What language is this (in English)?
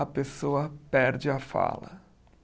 Portuguese